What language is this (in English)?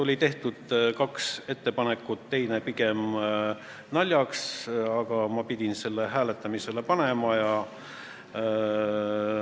Estonian